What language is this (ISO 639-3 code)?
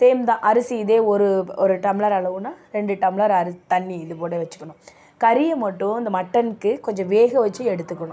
tam